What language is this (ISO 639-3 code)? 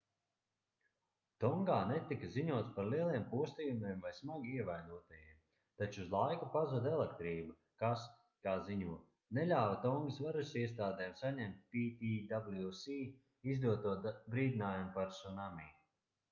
lav